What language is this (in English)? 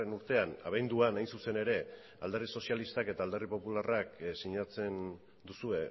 Basque